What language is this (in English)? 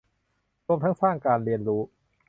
Thai